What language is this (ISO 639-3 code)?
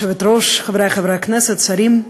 heb